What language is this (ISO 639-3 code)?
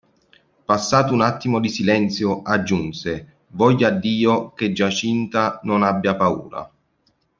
ita